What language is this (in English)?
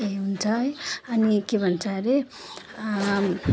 Nepali